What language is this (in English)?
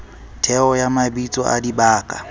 Southern Sotho